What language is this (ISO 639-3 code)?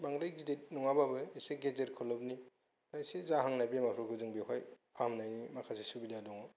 brx